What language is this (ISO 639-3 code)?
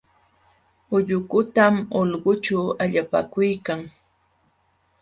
qxw